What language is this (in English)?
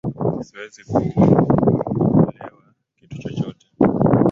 Swahili